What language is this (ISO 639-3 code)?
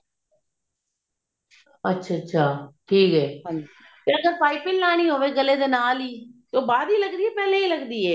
pan